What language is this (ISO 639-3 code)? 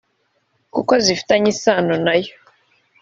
kin